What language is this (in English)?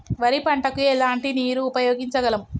Telugu